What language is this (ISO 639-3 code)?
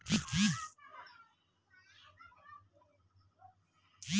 bho